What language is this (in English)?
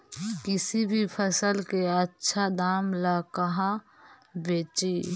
Magahi